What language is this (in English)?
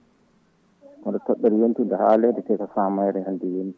Fula